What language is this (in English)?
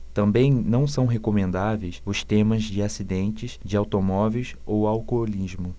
Portuguese